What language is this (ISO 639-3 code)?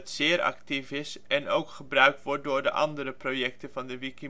nld